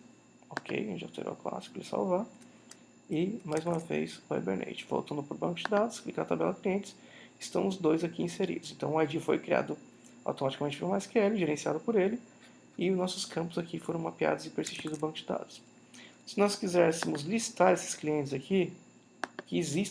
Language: Portuguese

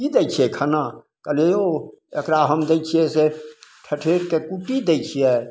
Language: Maithili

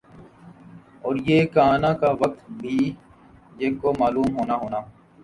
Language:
Urdu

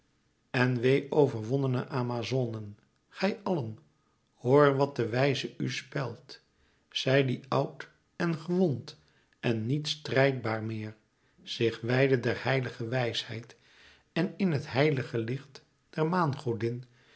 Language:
Dutch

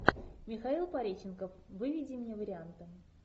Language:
Russian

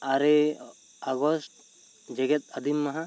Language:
Santali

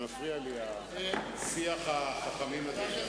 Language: Hebrew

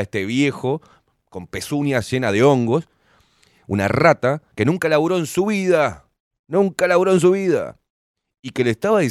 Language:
Spanish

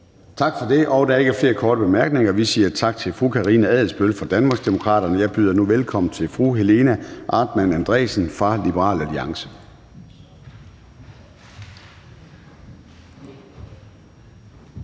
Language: Danish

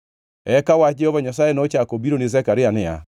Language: Luo (Kenya and Tanzania)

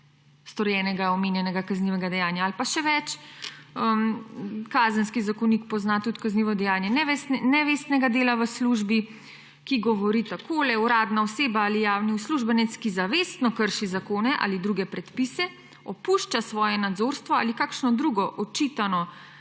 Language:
Slovenian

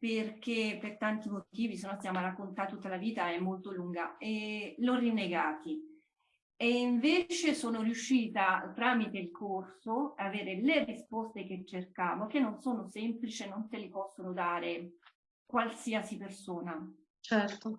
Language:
Italian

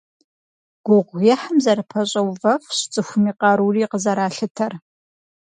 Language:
Kabardian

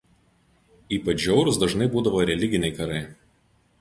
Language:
Lithuanian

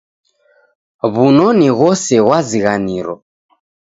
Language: Taita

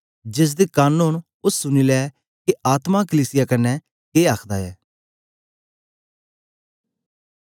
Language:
Dogri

